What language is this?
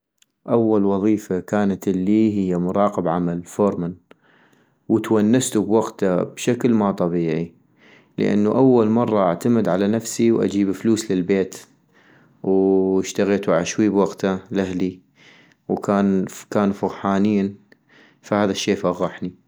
North Mesopotamian Arabic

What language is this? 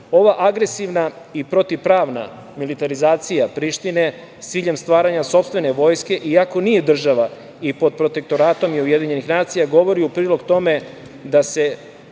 Serbian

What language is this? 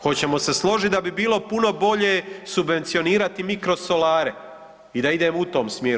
Croatian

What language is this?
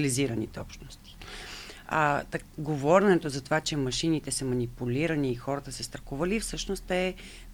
Bulgarian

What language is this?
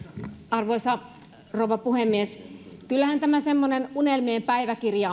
Finnish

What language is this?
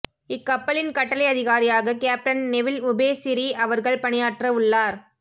Tamil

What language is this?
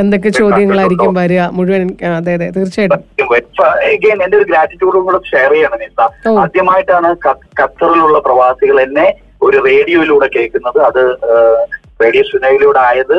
Malayalam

